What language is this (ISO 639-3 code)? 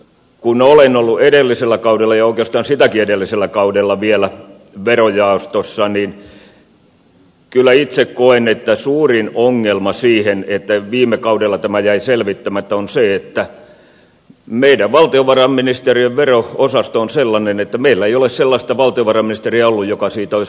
fin